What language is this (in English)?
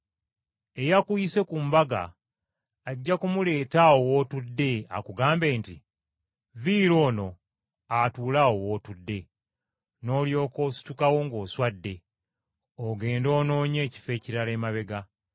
Ganda